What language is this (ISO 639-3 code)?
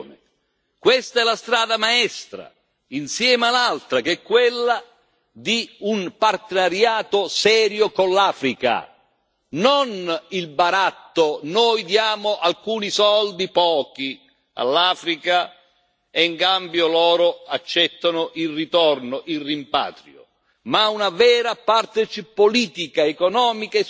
ita